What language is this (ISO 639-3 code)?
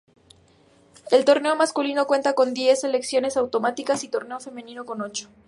spa